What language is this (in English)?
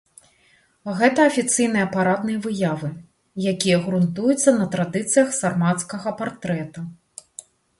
Belarusian